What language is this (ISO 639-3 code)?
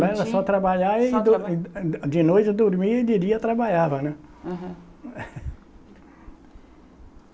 por